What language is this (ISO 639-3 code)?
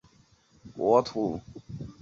zho